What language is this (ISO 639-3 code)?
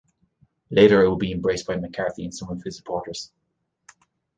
eng